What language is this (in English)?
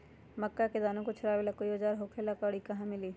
Magahi